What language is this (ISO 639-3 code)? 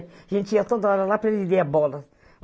por